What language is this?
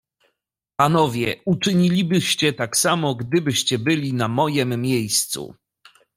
Polish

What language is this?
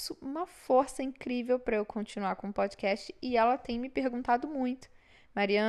Portuguese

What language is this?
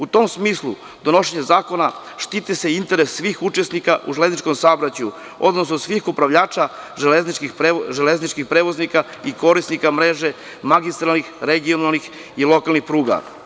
Serbian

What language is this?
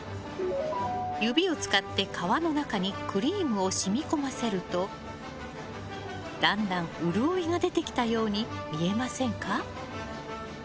Japanese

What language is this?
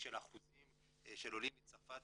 Hebrew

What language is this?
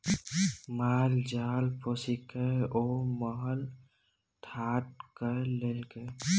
Maithili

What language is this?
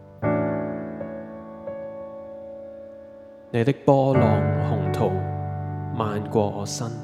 Chinese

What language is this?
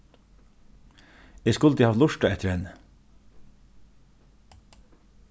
Faroese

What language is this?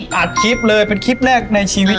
Thai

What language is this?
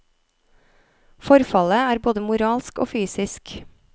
Norwegian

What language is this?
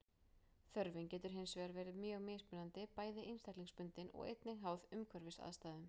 Icelandic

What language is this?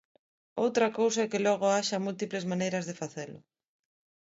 Galician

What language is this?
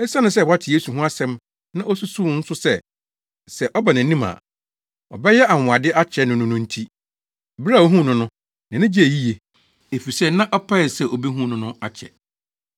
Akan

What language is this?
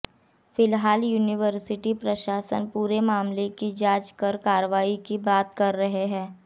Hindi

